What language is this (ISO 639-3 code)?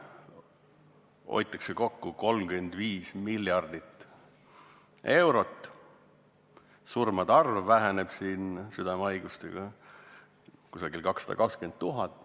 est